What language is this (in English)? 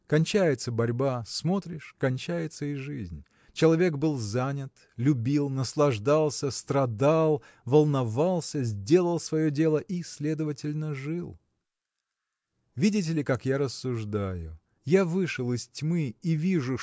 Russian